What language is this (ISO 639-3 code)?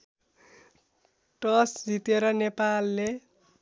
nep